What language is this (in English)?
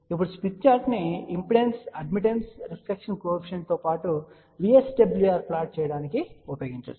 Telugu